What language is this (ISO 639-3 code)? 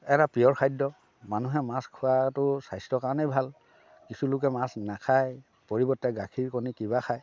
asm